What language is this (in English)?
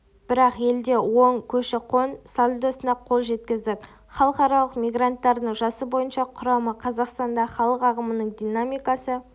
Kazakh